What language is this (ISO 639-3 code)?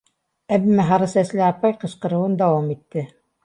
bak